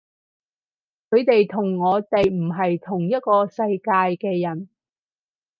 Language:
Cantonese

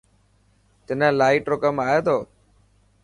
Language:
Dhatki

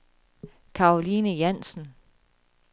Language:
Danish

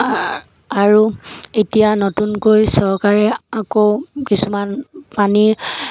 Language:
Assamese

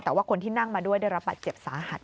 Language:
Thai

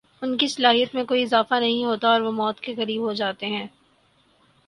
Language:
Urdu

